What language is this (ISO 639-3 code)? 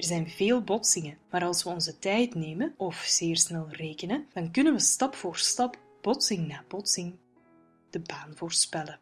nld